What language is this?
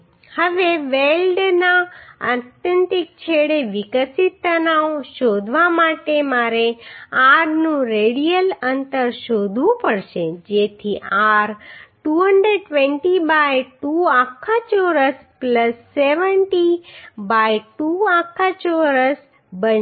Gujarati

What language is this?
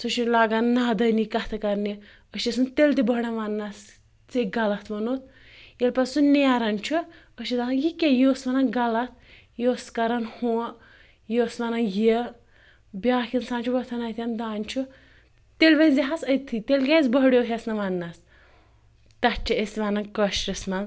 Kashmiri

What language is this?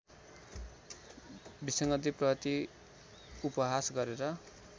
Nepali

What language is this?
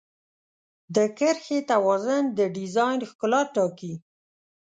Pashto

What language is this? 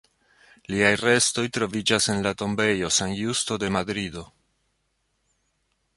Esperanto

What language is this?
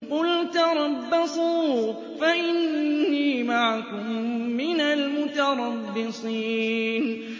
Arabic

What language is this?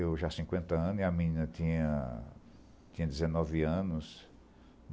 Portuguese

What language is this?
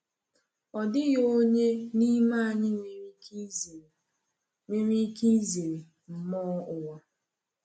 Igbo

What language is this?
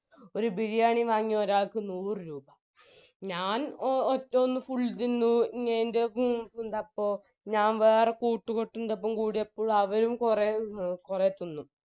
Malayalam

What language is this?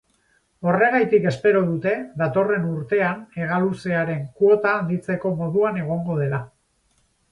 Basque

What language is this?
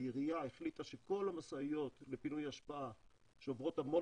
Hebrew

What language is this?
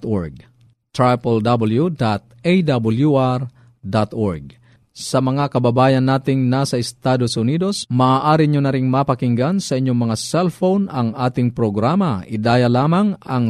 Filipino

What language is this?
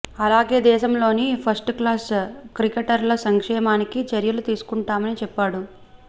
Telugu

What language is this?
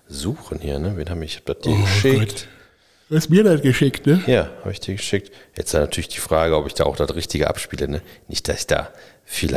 German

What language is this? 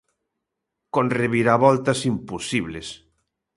Galician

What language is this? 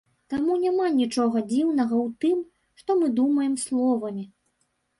Belarusian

